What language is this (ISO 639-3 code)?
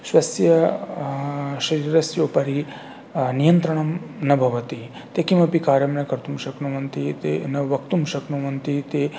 san